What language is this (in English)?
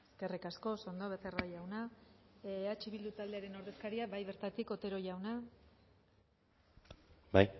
Basque